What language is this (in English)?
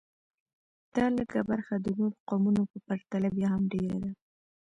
Pashto